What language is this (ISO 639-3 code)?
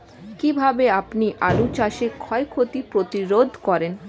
ben